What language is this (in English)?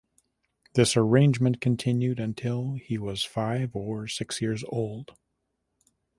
English